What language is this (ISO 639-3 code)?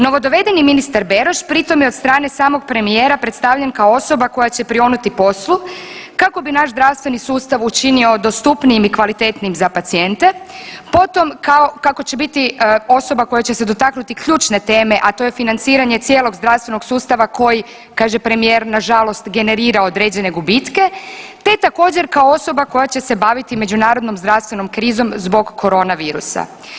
hrv